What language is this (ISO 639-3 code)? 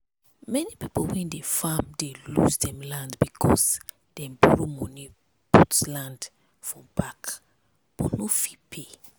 pcm